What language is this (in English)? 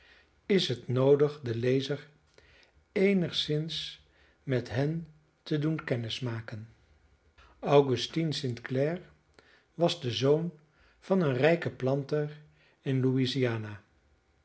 Dutch